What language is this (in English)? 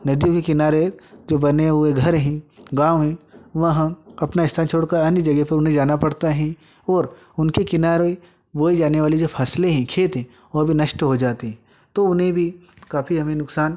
Hindi